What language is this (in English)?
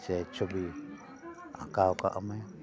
Santali